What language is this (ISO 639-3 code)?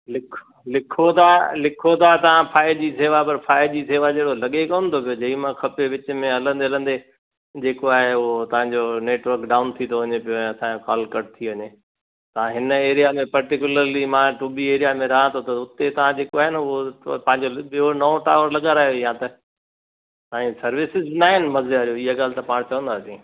snd